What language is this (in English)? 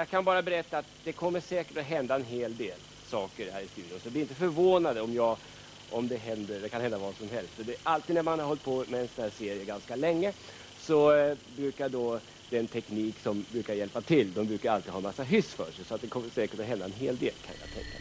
Swedish